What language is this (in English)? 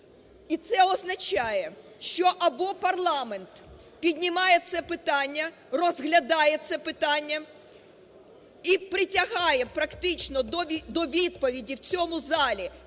Ukrainian